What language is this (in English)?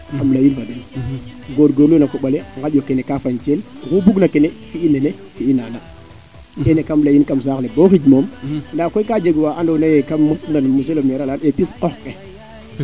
Serer